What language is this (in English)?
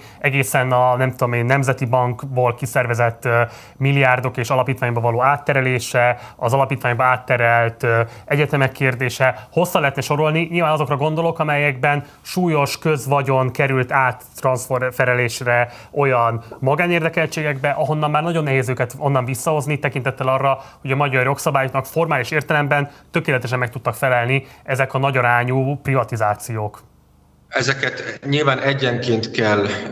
Hungarian